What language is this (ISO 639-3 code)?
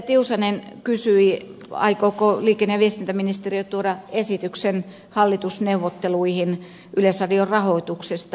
fin